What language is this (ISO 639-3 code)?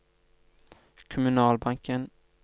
nor